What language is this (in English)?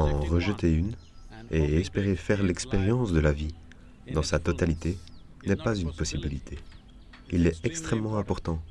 French